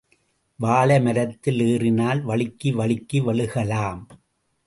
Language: Tamil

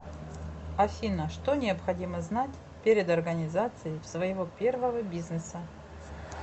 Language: Russian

